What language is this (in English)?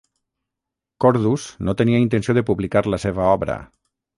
Catalan